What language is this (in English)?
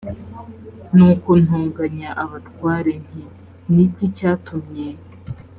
Kinyarwanda